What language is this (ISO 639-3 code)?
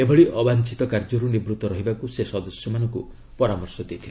ori